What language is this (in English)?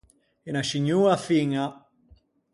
Ligurian